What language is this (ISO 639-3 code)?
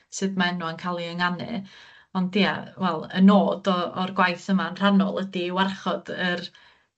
cym